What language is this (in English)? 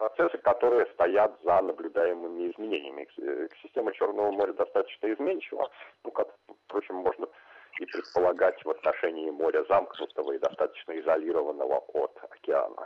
Russian